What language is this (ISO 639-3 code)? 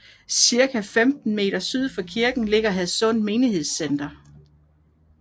dan